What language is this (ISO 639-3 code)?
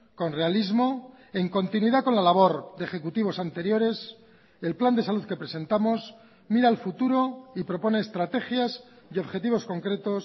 spa